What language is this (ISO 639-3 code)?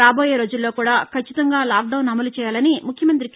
tel